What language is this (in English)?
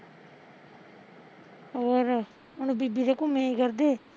Punjabi